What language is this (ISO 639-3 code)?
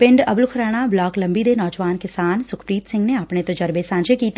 pan